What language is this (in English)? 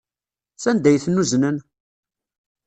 Kabyle